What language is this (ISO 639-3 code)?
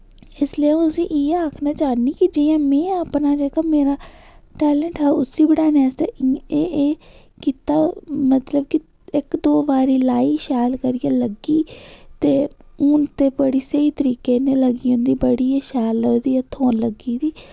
doi